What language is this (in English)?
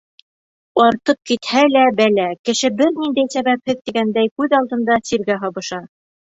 Bashkir